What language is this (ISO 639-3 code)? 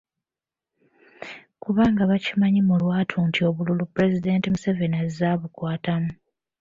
lug